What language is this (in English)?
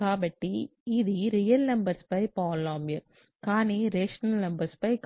Telugu